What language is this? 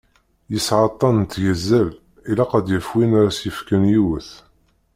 Kabyle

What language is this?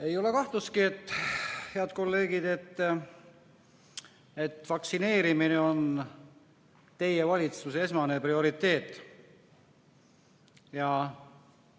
Estonian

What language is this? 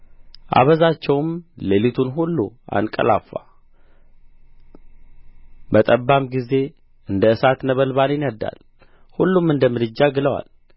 Amharic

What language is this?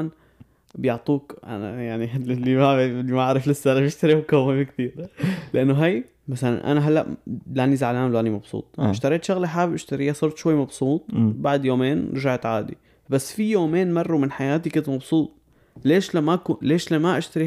Arabic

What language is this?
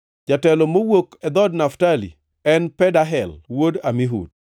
Luo (Kenya and Tanzania)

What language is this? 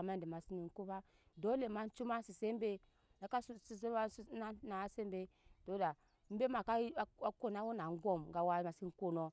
Nyankpa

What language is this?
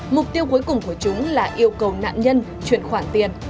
Vietnamese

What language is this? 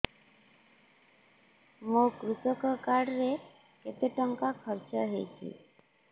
Odia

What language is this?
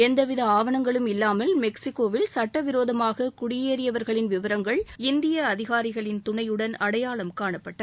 Tamil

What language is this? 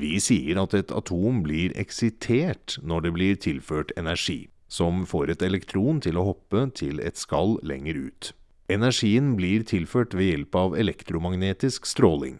Norwegian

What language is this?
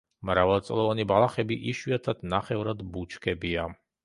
Georgian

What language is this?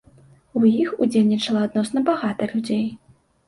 Belarusian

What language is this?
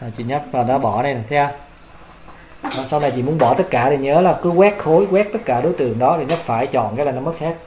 Vietnamese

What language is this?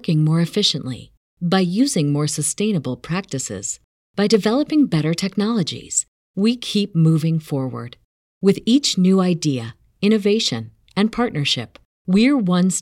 Spanish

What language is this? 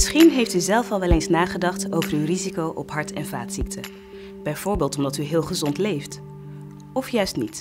Dutch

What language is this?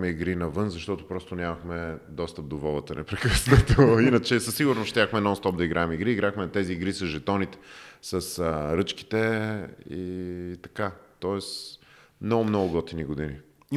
Bulgarian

